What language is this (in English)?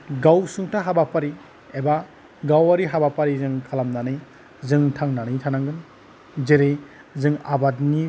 Bodo